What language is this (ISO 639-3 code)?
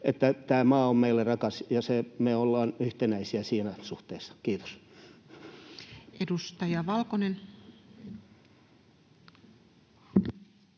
fin